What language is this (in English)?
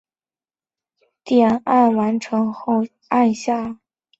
Chinese